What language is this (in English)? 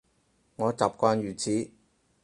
Cantonese